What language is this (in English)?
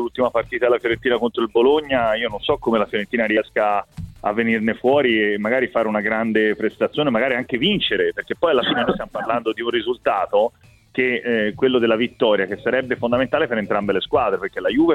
Italian